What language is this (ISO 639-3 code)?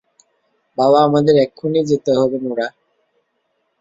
ben